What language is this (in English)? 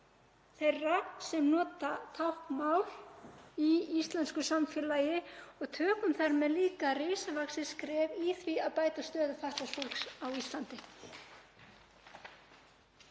Icelandic